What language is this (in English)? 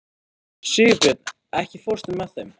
Icelandic